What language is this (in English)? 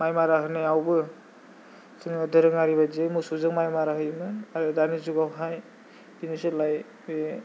Bodo